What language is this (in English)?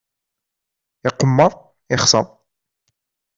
Kabyle